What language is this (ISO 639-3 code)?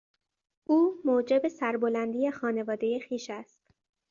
fas